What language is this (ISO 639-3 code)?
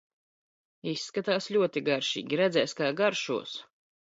lav